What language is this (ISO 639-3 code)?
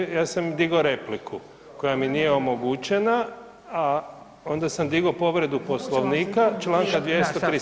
hrv